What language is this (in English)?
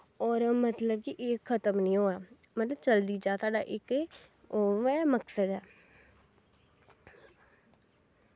Dogri